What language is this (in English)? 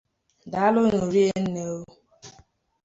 Igbo